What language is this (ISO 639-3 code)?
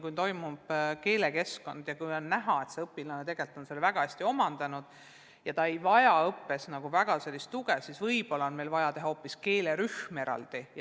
est